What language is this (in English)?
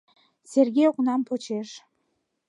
Mari